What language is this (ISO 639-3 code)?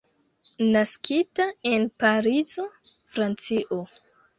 epo